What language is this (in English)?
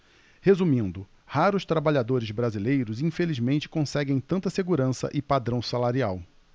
Portuguese